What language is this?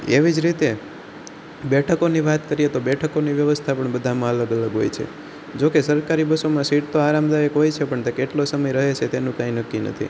Gujarati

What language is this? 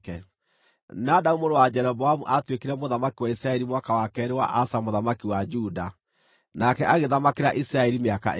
Kikuyu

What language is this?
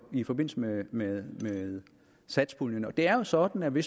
Danish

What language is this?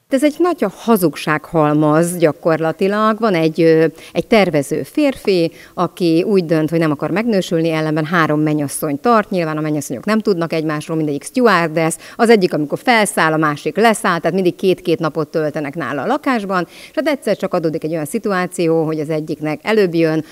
Hungarian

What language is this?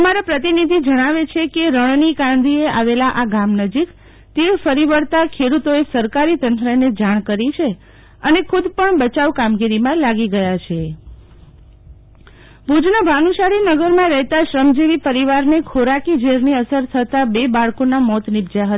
Gujarati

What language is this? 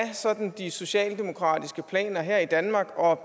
Danish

